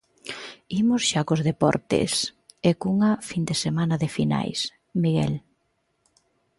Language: Galician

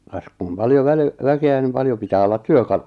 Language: Finnish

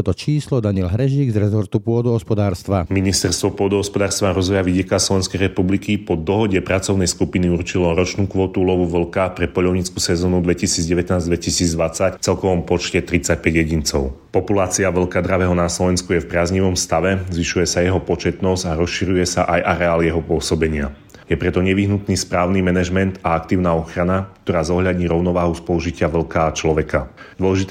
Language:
Slovak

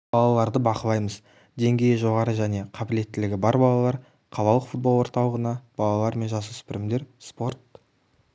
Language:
Kazakh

